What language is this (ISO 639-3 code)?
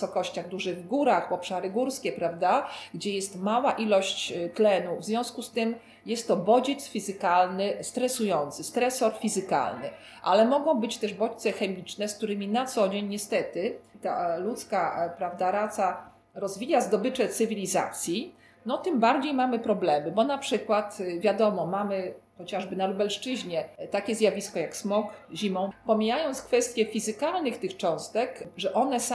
pol